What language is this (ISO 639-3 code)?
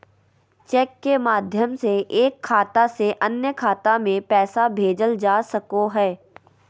mag